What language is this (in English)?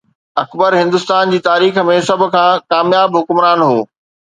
Sindhi